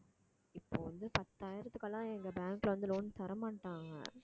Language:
Tamil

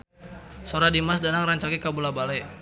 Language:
Sundanese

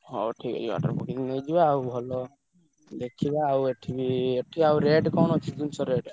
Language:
Odia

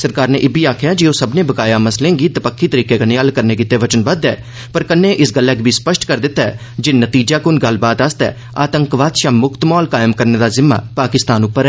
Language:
Dogri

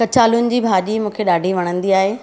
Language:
Sindhi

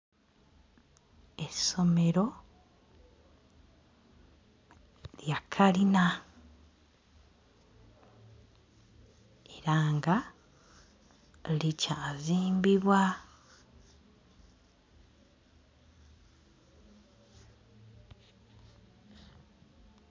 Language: Ganda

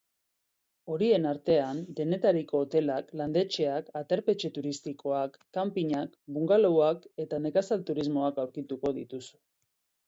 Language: Basque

